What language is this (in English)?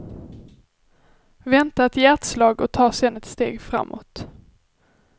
Swedish